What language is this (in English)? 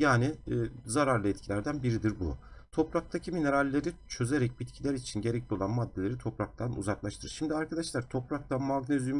Turkish